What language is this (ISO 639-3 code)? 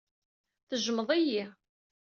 kab